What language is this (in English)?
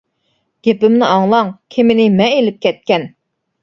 Uyghur